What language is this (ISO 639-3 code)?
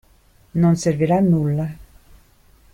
ita